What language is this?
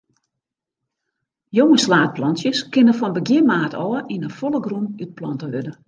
Western Frisian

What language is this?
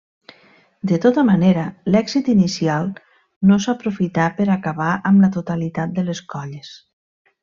Catalan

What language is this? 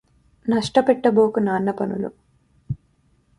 Telugu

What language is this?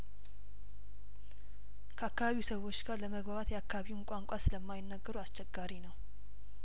Amharic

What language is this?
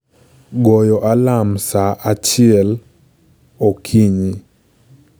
Luo (Kenya and Tanzania)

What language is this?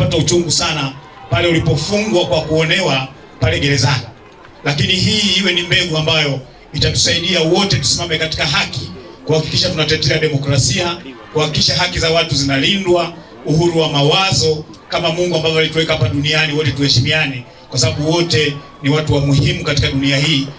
Swahili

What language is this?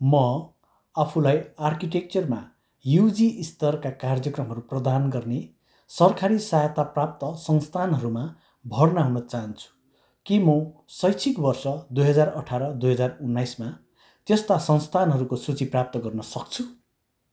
Nepali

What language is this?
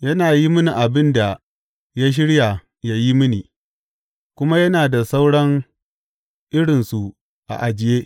Hausa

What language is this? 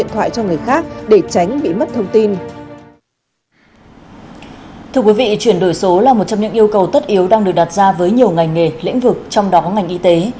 Vietnamese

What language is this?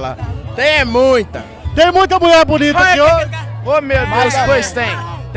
Portuguese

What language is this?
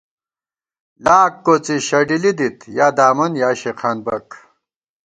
Gawar-Bati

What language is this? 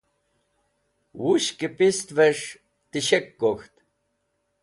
Wakhi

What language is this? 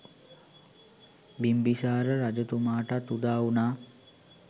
Sinhala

